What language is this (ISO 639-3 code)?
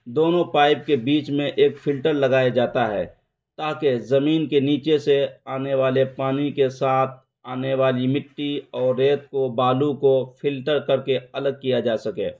urd